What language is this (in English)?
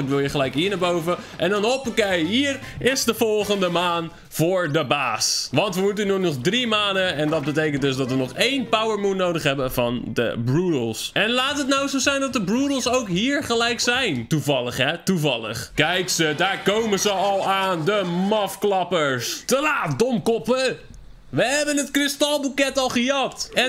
Dutch